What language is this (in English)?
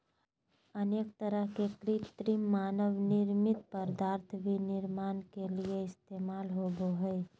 Magahi